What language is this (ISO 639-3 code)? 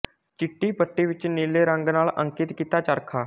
pan